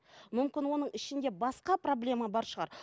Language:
Kazakh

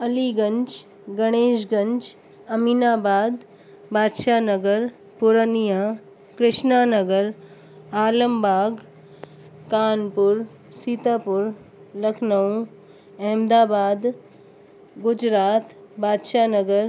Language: Sindhi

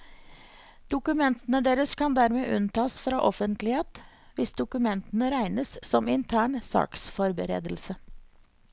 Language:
Norwegian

